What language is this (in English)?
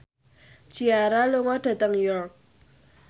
Javanese